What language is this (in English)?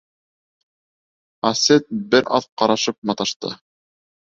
Bashkir